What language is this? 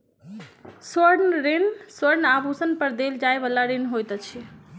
Maithili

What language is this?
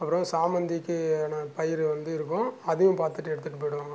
Tamil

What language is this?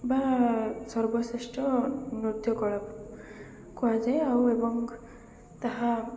Odia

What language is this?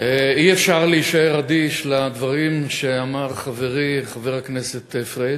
Hebrew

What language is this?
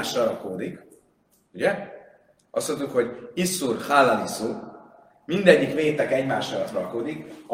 Hungarian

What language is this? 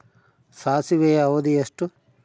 Kannada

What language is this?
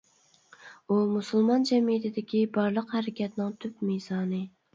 Uyghur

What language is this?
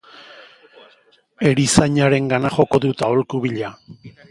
Basque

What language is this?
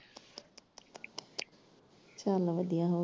Punjabi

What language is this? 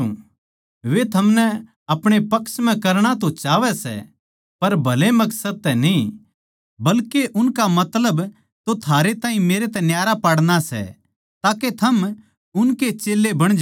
Haryanvi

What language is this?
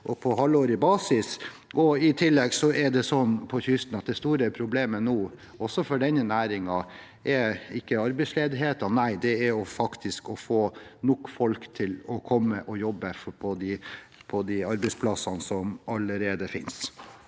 Norwegian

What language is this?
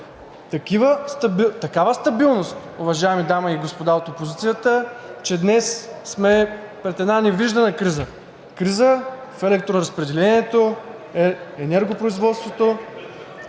Bulgarian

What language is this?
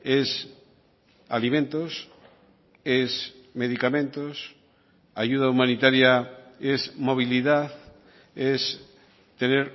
Spanish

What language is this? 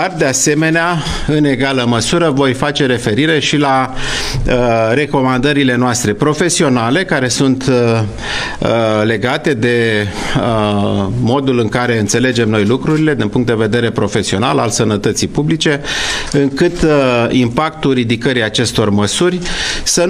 Romanian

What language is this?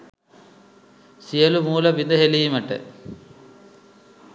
Sinhala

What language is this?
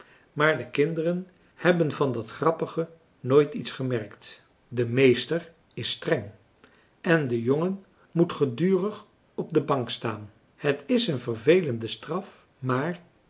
Dutch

